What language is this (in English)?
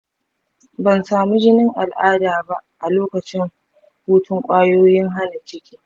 Hausa